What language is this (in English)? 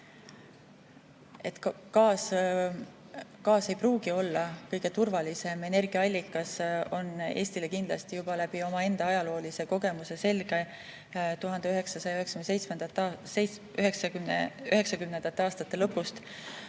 Estonian